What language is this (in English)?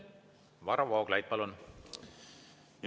Estonian